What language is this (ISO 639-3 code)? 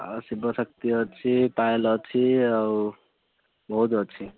ori